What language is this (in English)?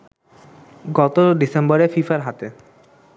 Bangla